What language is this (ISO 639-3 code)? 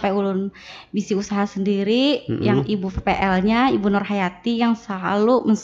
ind